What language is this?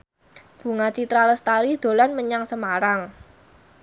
Javanese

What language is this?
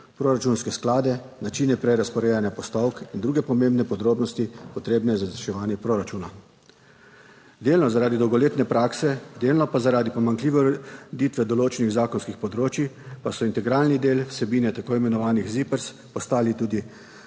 Slovenian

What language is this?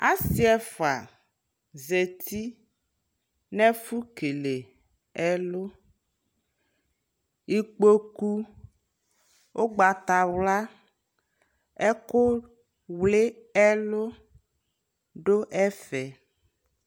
Ikposo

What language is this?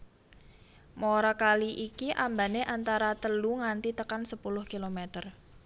Javanese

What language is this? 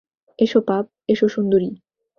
Bangla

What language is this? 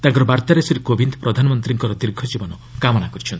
Odia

